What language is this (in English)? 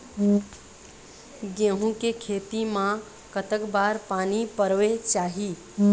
Chhattisgarhi